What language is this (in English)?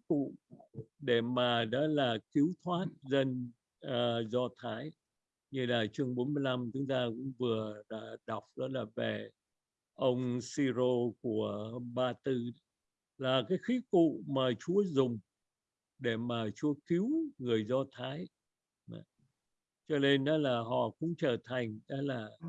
Vietnamese